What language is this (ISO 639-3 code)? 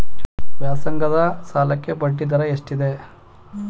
kan